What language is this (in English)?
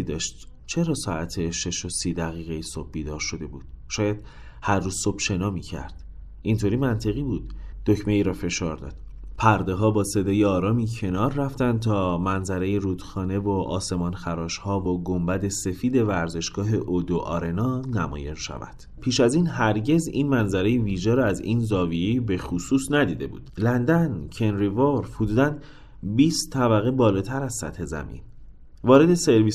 Persian